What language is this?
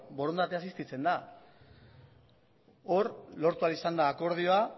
Basque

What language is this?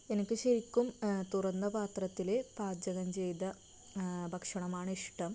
Malayalam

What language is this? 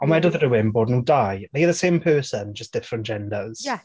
Welsh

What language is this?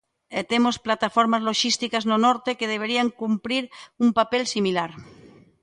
Galician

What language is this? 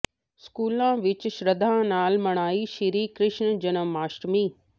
Punjabi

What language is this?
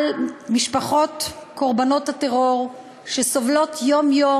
Hebrew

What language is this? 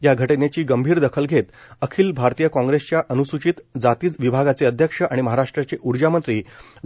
Marathi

